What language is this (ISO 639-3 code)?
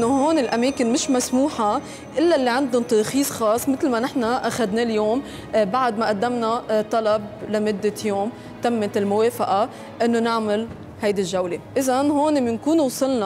ara